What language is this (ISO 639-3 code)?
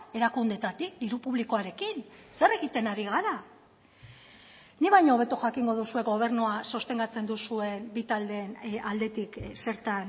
eus